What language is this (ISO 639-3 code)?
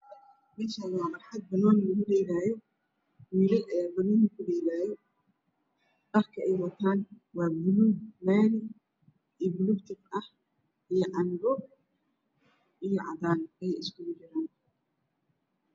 som